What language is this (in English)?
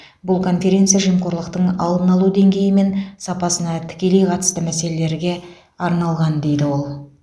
Kazakh